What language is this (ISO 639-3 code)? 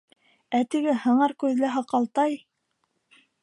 bak